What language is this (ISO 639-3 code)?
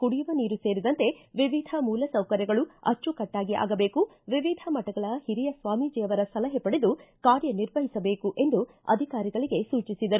kan